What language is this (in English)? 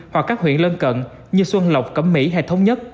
Vietnamese